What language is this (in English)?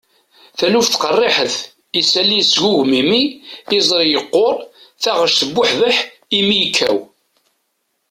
Kabyle